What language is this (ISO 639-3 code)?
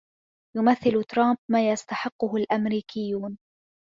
ara